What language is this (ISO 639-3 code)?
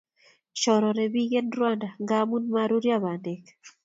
kln